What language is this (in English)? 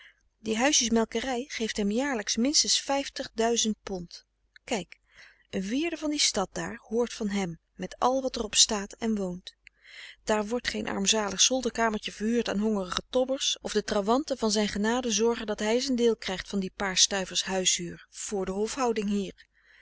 Dutch